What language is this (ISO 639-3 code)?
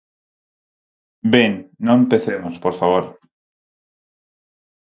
glg